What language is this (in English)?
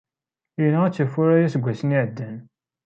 Kabyle